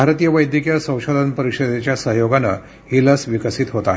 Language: Marathi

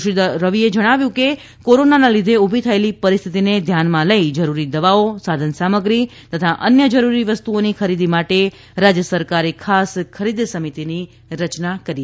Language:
Gujarati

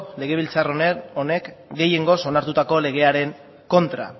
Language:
Basque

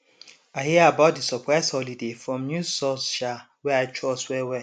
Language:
Nigerian Pidgin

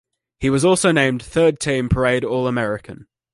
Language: English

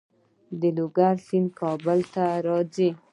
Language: Pashto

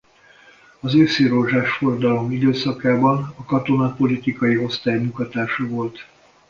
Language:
Hungarian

